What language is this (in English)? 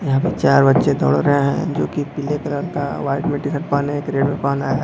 Hindi